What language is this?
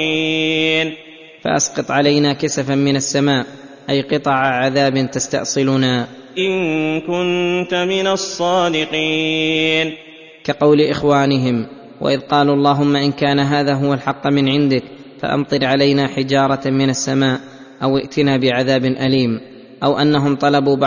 Arabic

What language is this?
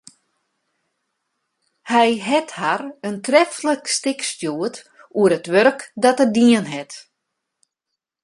Western Frisian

